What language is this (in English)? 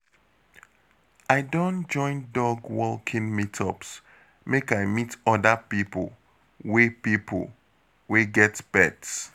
Nigerian Pidgin